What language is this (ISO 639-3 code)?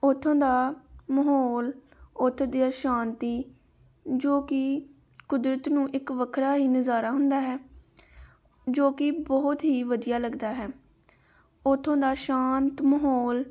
pan